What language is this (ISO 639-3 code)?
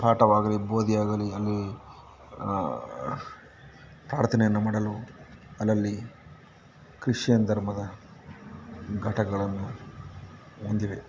kan